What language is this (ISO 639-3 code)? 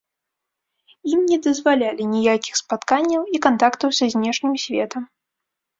bel